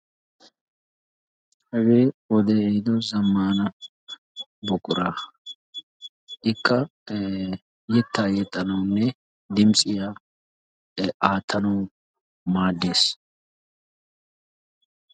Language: Wolaytta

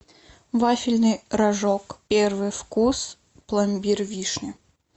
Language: Russian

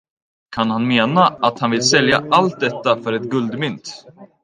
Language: Swedish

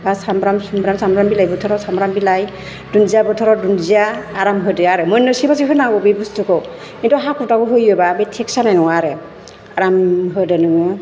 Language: Bodo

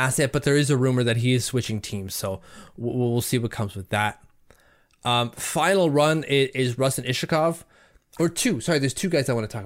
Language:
English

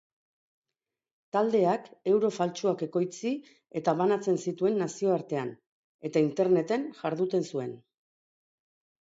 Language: Basque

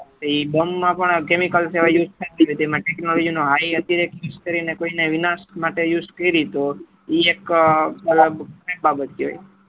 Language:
Gujarati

